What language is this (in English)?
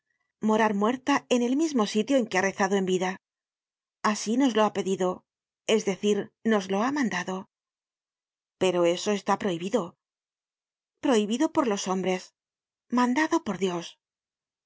Spanish